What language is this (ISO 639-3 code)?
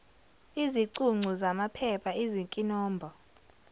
zul